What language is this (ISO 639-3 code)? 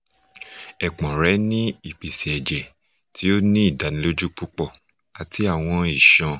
yor